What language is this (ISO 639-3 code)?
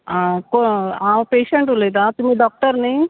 kok